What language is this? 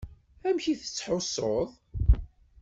Kabyle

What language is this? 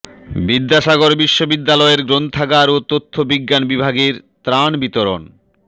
Bangla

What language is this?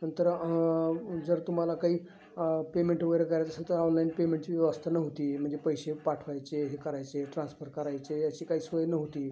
Marathi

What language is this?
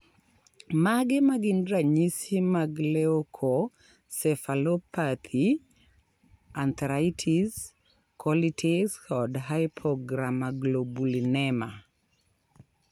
Luo (Kenya and Tanzania)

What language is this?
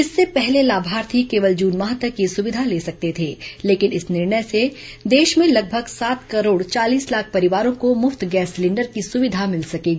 Hindi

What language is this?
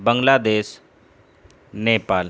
Urdu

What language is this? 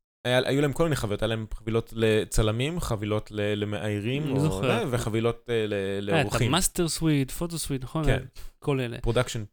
Hebrew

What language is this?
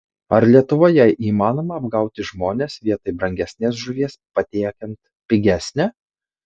Lithuanian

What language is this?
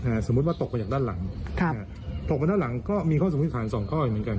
Thai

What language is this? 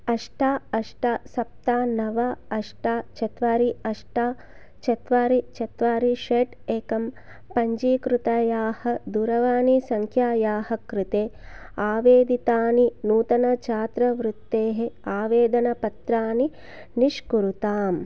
Sanskrit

